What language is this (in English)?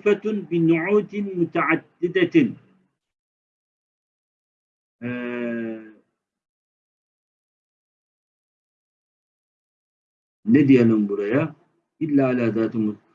Turkish